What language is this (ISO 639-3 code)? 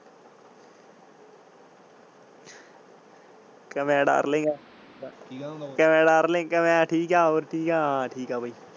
pan